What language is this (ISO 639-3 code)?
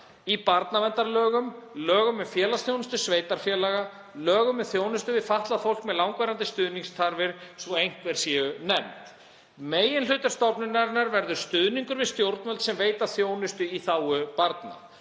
isl